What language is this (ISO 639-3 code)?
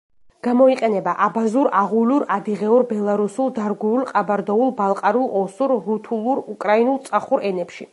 kat